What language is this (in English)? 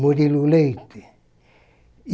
Portuguese